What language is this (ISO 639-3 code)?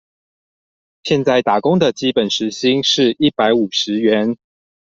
zho